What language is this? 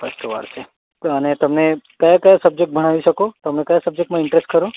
Gujarati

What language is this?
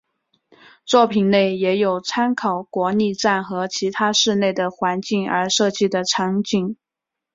Chinese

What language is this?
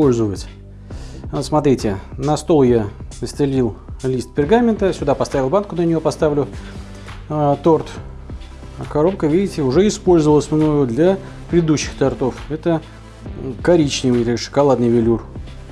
Russian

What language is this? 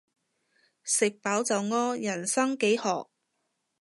Cantonese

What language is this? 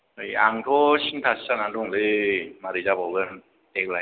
Bodo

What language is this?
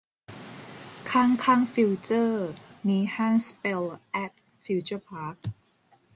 Thai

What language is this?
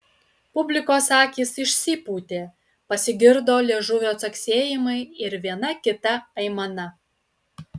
Lithuanian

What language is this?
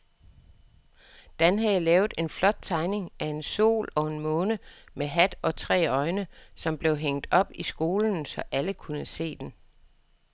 Danish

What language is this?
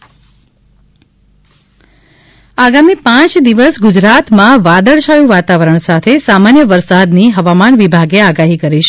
Gujarati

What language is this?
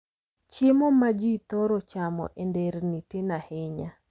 Luo (Kenya and Tanzania)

